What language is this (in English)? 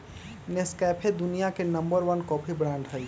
Magahi